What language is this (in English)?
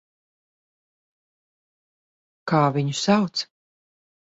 Latvian